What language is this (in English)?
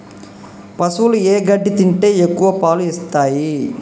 Telugu